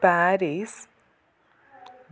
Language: Malayalam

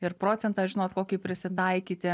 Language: Lithuanian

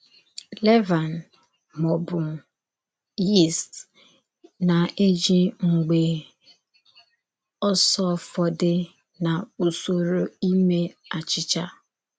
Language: Igbo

